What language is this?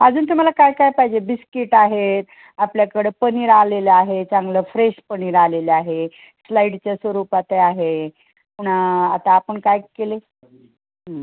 Marathi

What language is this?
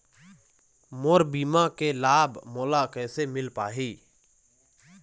Chhattisgarhi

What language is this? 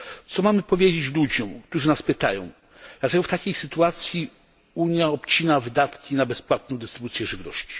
Polish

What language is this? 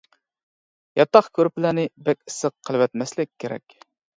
Uyghur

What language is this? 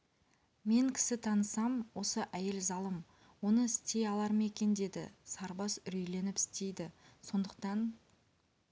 Kazakh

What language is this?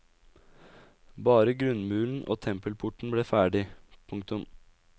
Norwegian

